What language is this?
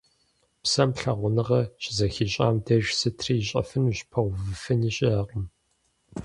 Kabardian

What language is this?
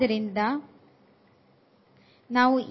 Kannada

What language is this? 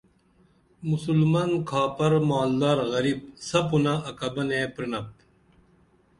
Dameli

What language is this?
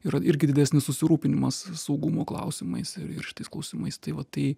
Lithuanian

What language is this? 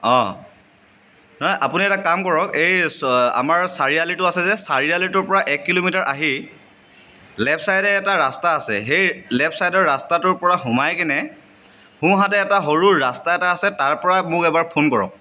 Assamese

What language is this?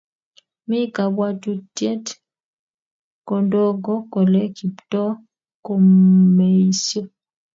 Kalenjin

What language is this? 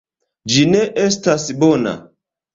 Esperanto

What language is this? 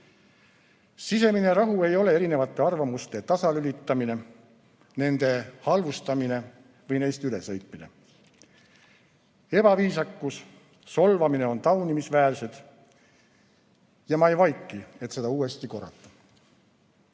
Estonian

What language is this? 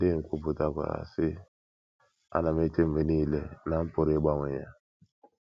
Igbo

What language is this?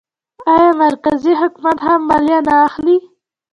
Pashto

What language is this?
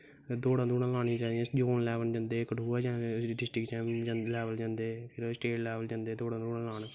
Dogri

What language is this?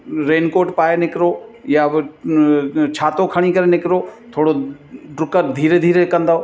Sindhi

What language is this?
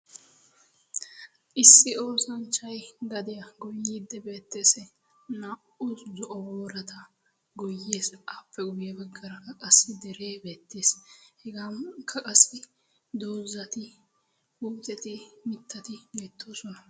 Wolaytta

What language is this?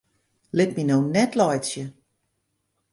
Western Frisian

